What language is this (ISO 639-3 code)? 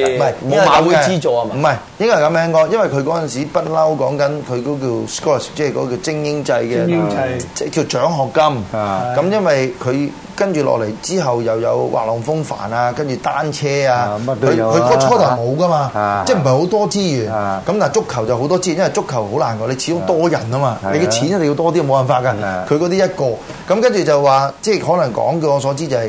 zho